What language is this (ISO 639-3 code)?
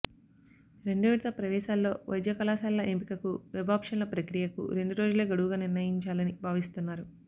tel